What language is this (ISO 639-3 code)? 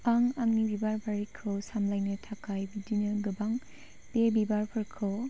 brx